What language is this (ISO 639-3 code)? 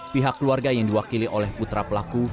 ind